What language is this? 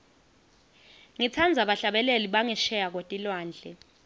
Swati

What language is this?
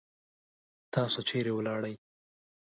Pashto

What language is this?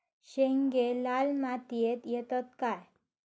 Marathi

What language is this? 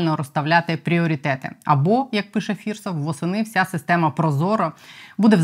Ukrainian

